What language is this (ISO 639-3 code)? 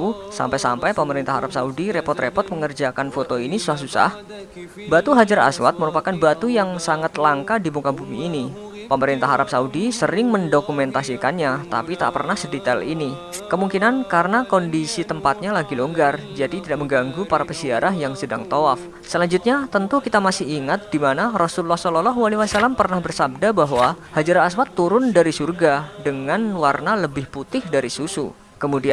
ind